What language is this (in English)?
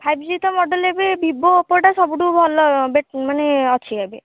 Odia